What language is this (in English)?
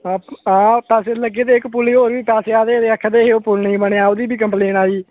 Dogri